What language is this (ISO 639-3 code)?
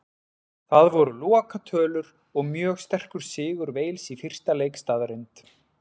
isl